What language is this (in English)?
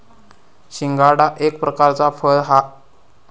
Marathi